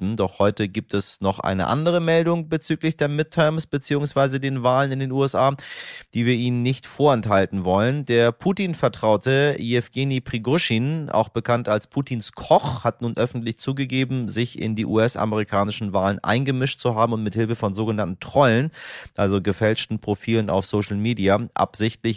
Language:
German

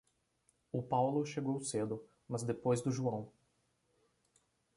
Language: Portuguese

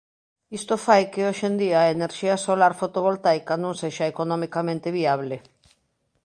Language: Galician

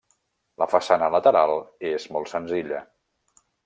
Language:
Catalan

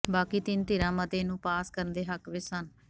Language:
Punjabi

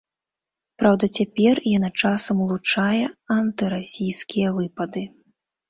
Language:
Belarusian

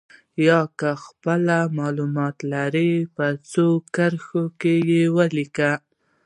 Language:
Pashto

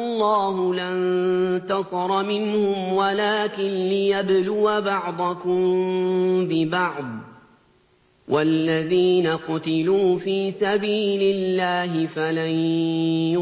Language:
Arabic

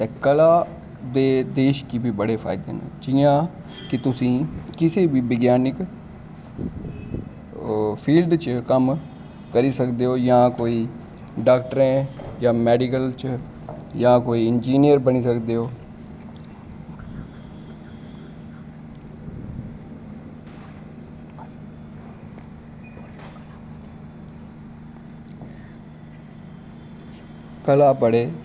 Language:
Dogri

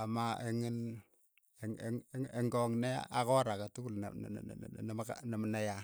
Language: Keiyo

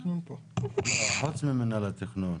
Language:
Hebrew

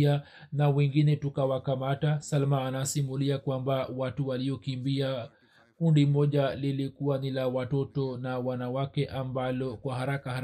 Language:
Swahili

